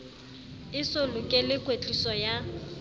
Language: Southern Sotho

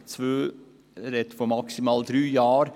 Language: Swiss German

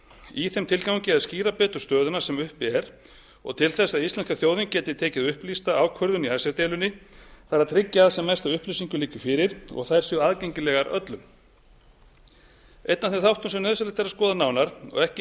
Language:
Icelandic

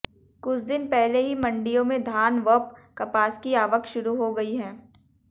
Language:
Hindi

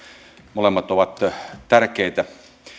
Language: Finnish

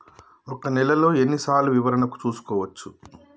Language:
Telugu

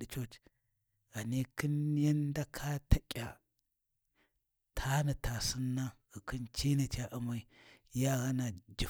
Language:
Warji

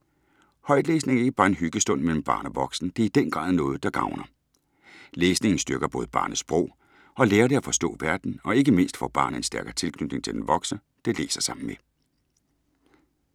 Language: Danish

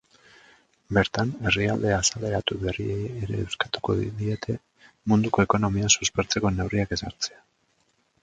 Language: Basque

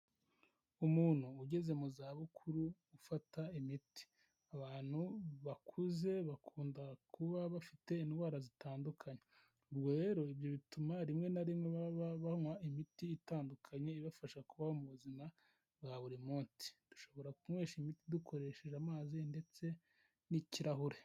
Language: Kinyarwanda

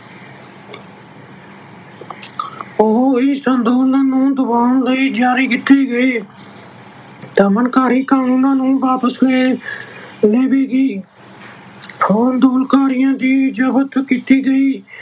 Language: Punjabi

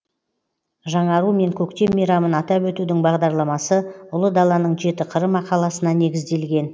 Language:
Kazakh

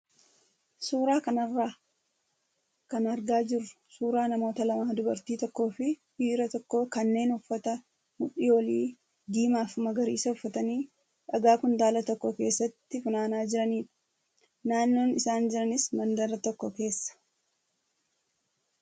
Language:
Oromo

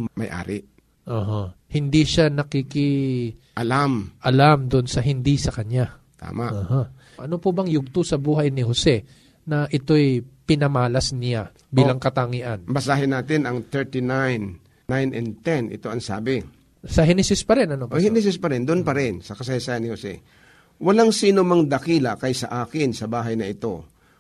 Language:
Filipino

